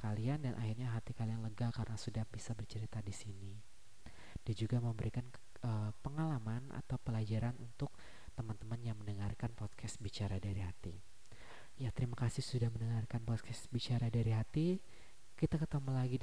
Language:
Indonesian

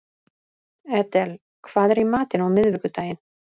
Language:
Icelandic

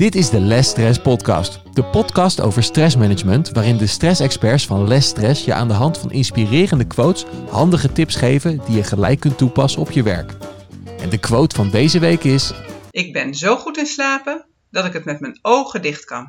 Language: Dutch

